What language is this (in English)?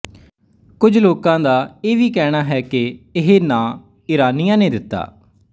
Punjabi